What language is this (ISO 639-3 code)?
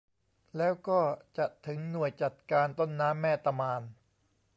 tha